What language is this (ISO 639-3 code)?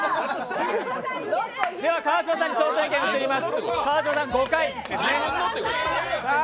jpn